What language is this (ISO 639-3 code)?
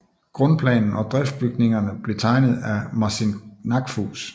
dan